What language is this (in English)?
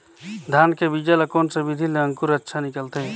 Chhattisgarhi